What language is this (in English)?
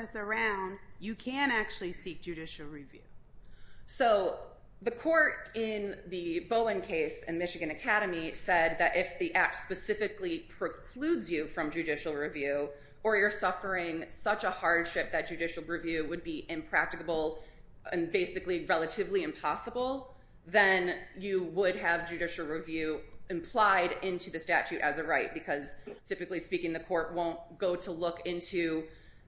English